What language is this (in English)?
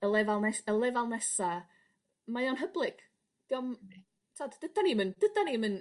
Welsh